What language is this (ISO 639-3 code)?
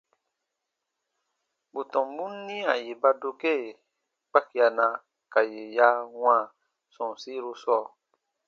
bba